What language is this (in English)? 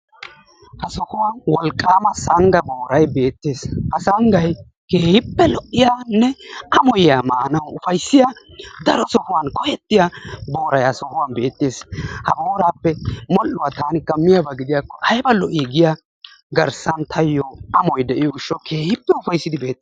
Wolaytta